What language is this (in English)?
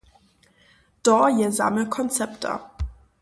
Upper Sorbian